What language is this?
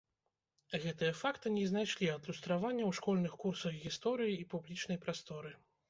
Belarusian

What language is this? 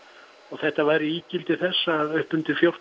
Icelandic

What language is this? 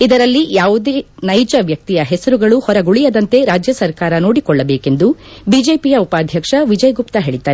Kannada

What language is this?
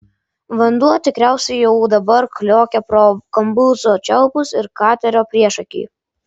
Lithuanian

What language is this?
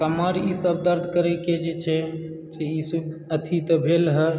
Maithili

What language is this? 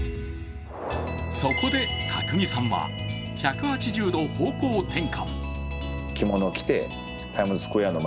Japanese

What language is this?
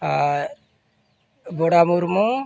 Santali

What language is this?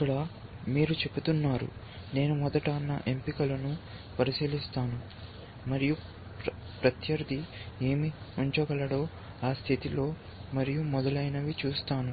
Telugu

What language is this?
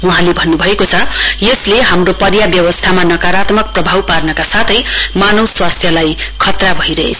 Nepali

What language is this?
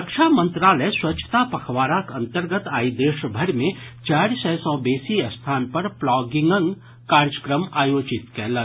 Maithili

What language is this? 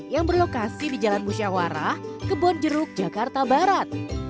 Indonesian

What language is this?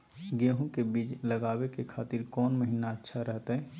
Magahi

